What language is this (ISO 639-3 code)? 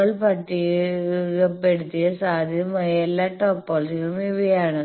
mal